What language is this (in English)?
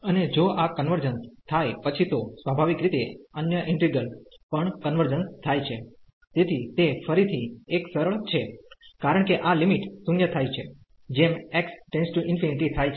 Gujarati